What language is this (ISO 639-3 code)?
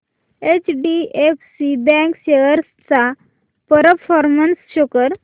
mar